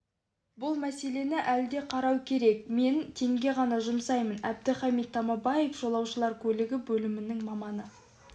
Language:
Kazakh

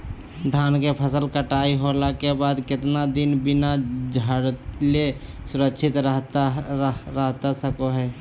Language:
Magahi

